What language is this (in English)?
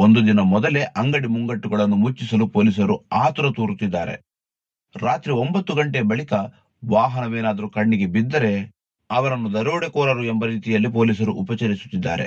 Kannada